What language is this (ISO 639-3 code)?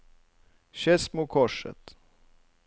nor